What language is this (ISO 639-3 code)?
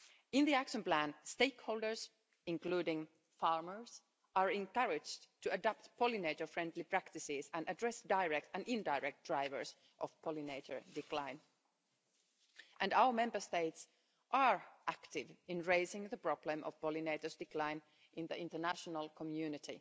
eng